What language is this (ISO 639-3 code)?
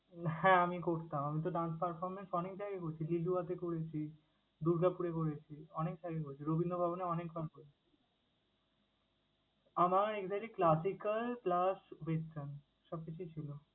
ben